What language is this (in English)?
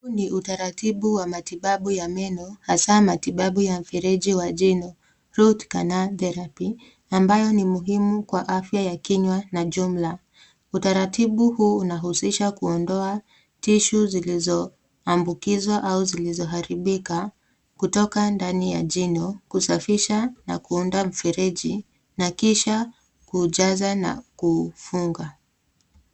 Swahili